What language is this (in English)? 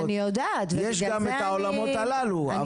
Hebrew